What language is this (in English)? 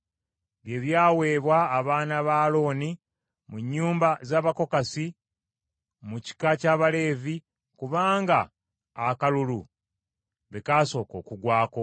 Ganda